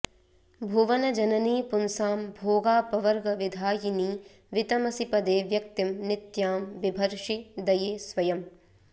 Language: Sanskrit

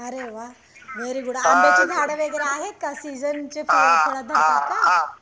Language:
Marathi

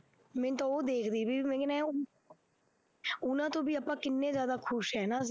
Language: Punjabi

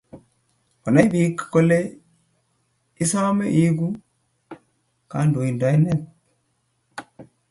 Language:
Kalenjin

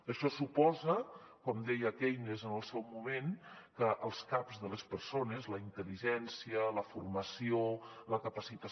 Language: Catalan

